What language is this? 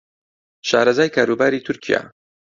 Central Kurdish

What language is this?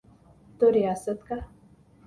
Urdu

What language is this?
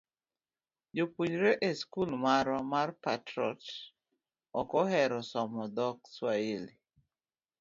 Luo (Kenya and Tanzania)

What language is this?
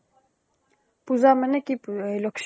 Assamese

